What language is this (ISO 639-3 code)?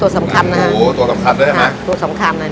tha